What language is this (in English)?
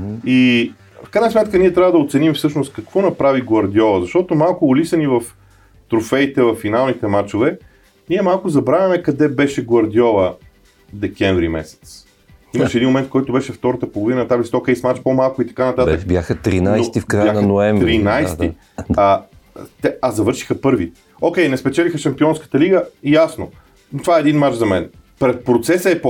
Bulgarian